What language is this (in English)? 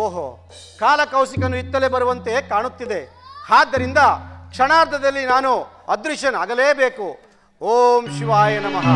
Kannada